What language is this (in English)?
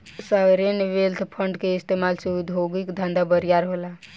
Bhojpuri